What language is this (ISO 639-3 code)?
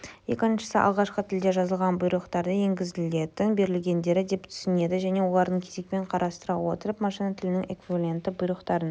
kaz